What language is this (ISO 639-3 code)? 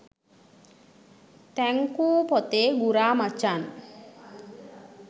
sin